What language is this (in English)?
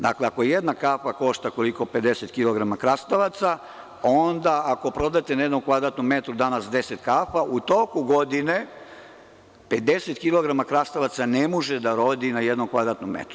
Serbian